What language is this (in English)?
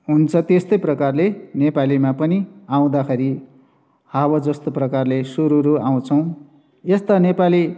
Nepali